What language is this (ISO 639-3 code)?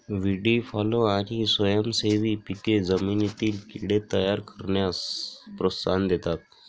mar